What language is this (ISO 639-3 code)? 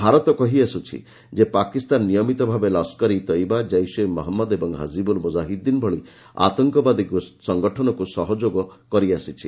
ori